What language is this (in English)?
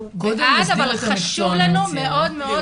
Hebrew